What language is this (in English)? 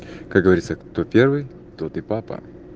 Russian